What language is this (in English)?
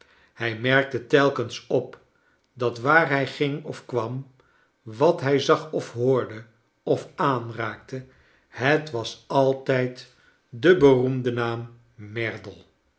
Dutch